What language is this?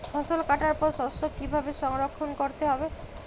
Bangla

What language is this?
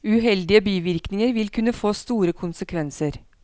Norwegian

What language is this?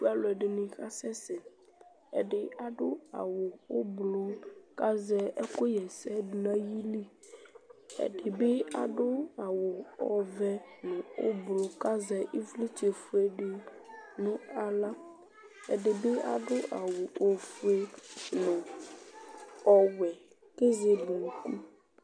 Ikposo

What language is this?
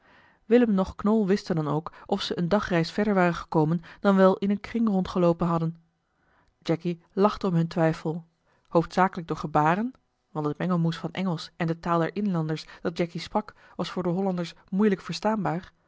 Dutch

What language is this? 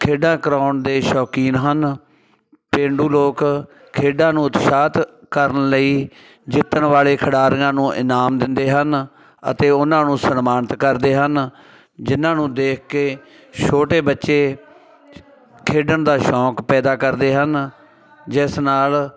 Punjabi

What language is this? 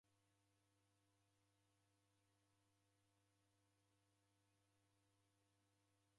Taita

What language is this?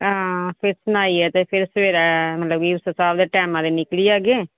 Dogri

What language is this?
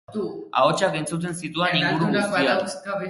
Basque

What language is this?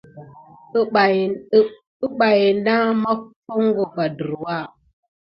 Gidar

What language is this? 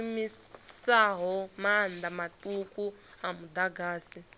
Venda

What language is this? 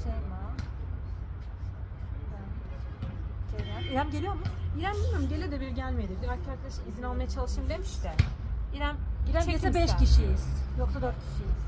Turkish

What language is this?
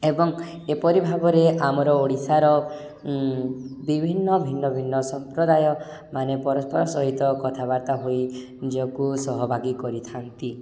Odia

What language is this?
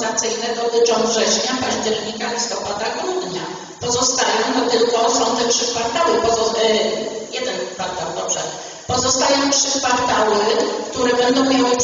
Polish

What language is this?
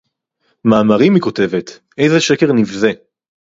Hebrew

